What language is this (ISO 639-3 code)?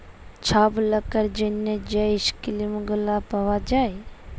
ben